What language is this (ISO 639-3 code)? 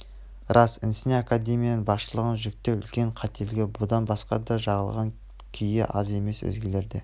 kaz